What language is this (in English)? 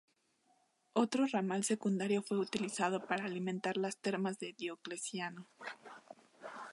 Spanish